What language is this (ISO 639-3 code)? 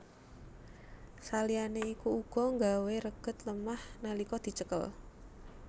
jav